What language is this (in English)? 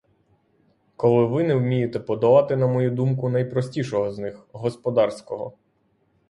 Ukrainian